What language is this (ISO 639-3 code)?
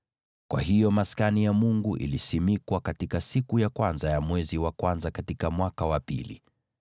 swa